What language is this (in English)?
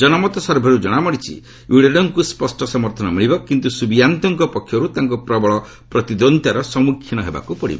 Odia